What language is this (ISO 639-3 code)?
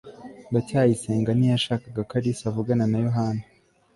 kin